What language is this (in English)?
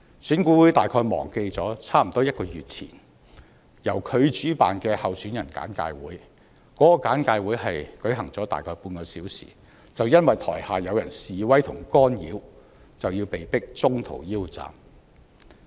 Cantonese